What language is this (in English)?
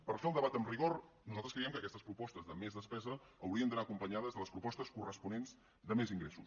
Catalan